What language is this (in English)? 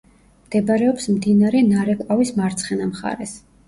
Georgian